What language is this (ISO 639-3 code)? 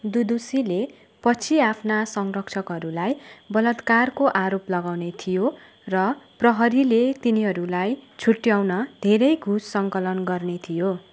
nep